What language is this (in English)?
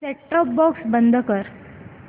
Marathi